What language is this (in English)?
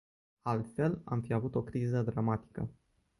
Romanian